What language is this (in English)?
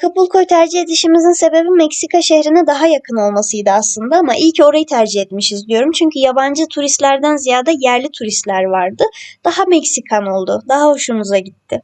Turkish